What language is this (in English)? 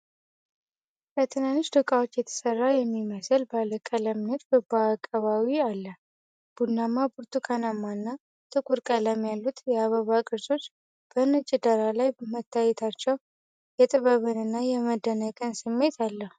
Amharic